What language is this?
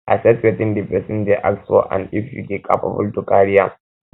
Nigerian Pidgin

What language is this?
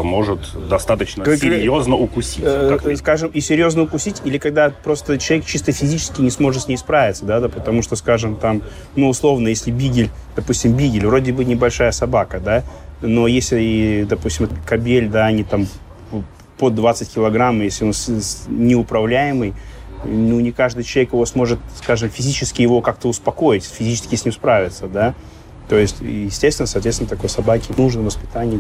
Russian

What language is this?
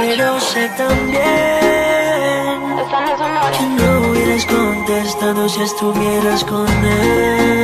Polish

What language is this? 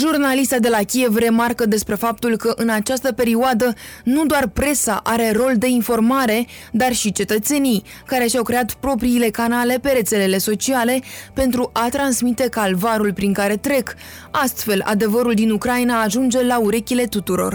Romanian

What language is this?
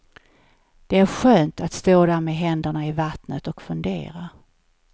Swedish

